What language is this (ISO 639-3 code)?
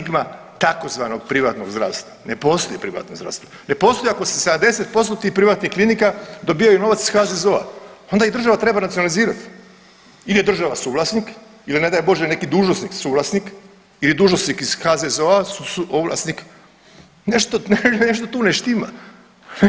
hrv